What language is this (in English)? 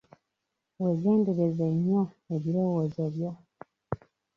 Ganda